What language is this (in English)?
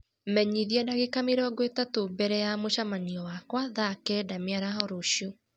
Kikuyu